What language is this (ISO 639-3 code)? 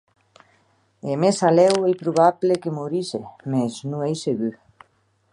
oci